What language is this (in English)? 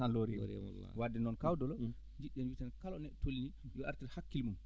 Fula